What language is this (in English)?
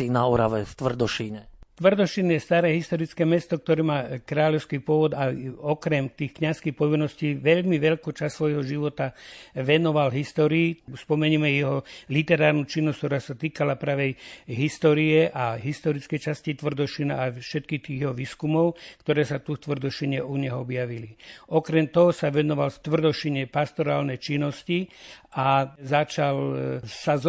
Slovak